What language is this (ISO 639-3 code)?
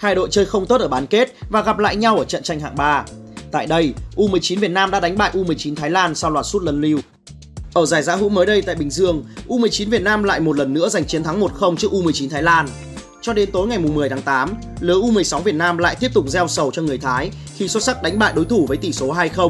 vie